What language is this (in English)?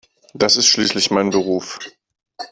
German